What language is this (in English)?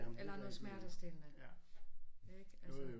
Danish